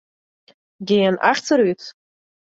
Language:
Western Frisian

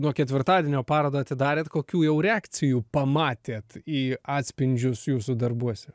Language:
Lithuanian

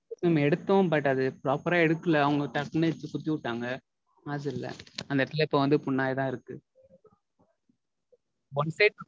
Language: Tamil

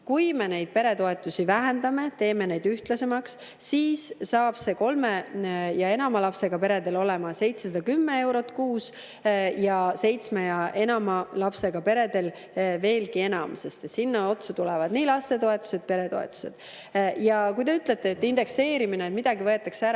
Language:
Estonian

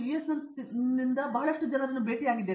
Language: Kannada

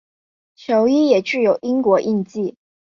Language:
Chinese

